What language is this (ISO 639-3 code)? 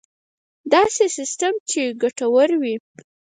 pus